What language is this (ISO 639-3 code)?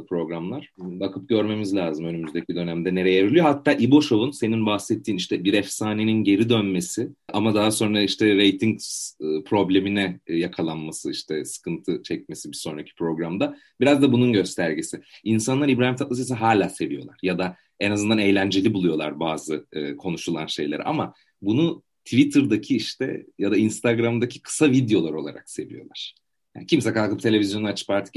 tur